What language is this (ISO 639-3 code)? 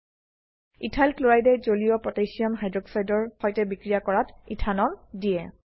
asm